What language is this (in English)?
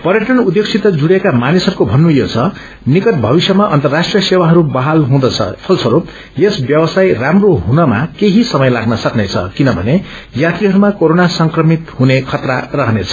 Nepali